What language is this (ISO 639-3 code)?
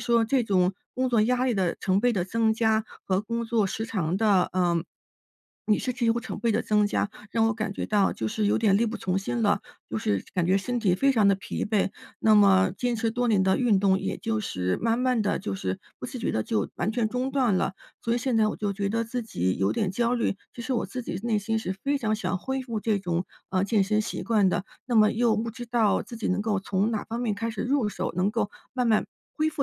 zho